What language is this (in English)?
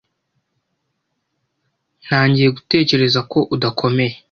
Kinyarwanda